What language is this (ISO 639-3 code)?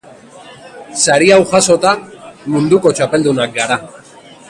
eus